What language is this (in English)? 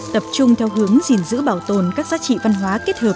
Vietnamese